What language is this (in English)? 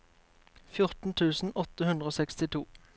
Norwegian